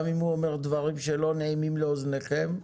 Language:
Hebrew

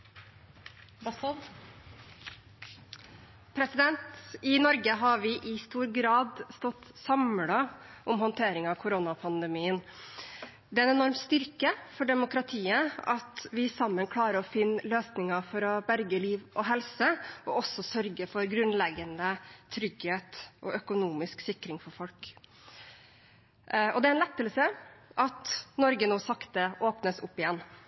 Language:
Norwegian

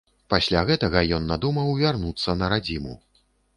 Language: Belarusian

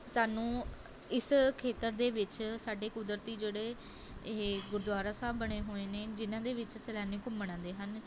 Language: Punjabi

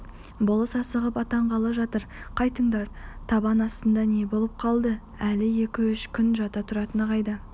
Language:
Kazakh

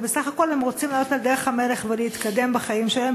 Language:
Hebrew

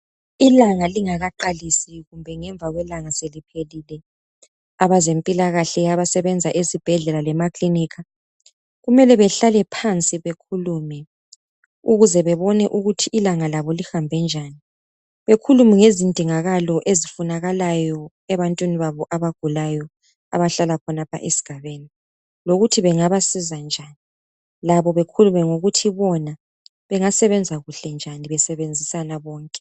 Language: North Ndebele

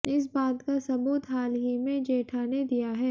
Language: Hindi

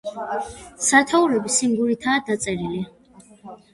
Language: Georgian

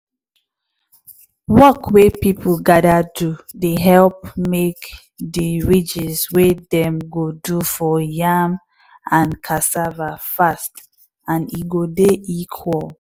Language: Nigerian Pidgin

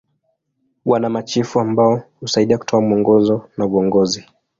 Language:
Swahili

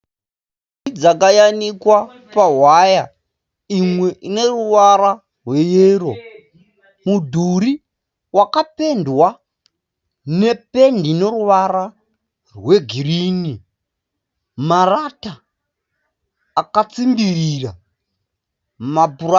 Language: Shona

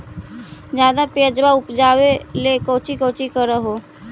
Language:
Magahi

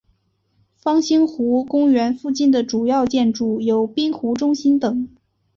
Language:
Chinese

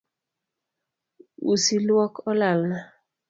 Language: Luo (Kenya and Tanzania)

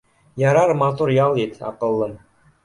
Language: Bashkir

